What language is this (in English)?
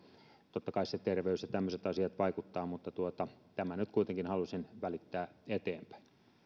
Finnish